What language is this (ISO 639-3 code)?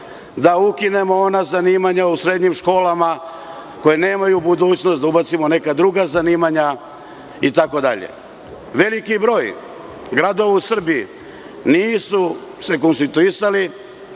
srp